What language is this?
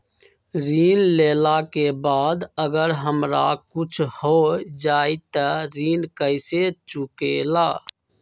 Magahi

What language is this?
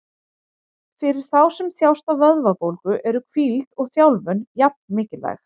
Icelandic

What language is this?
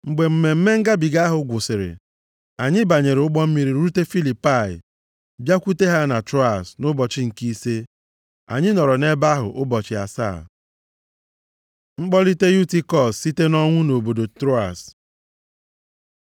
Igbo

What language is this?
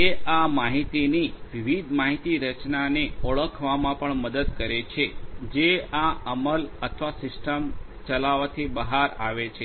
Gujarati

